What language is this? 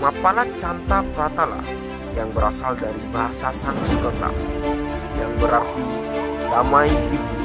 Indonesian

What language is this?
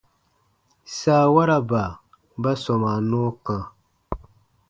Baatonum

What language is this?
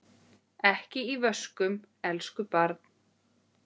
Icelandic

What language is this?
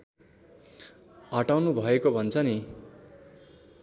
Nepali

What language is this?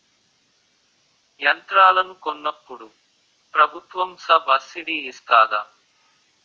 Telugu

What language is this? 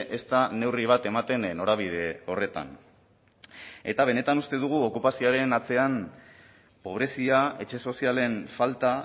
Basque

